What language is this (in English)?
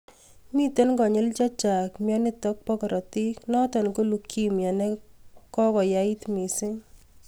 Kalenjin